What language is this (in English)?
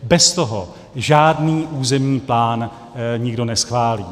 Czech